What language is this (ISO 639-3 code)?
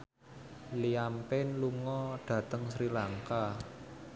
jav